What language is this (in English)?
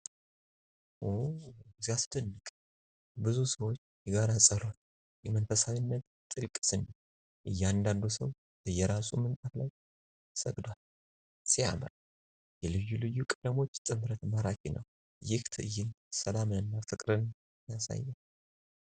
Amharic